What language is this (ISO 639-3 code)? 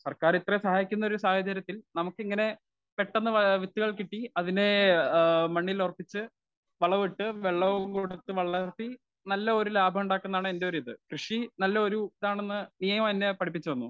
mal